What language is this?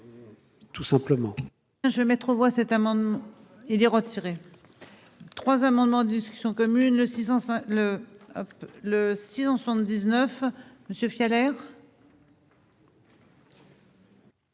French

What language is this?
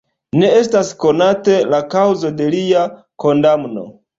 Esperanto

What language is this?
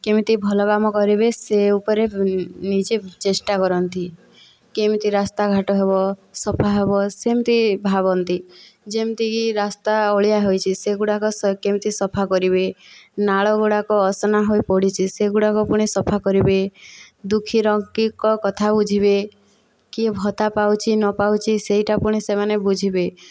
Odia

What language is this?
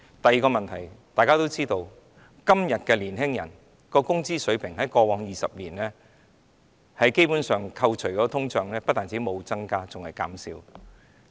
Cantonese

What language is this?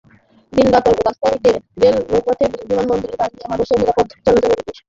Bangla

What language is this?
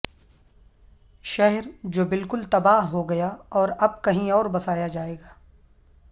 Urdu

